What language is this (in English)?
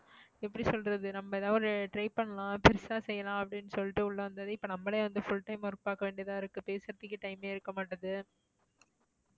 Tamil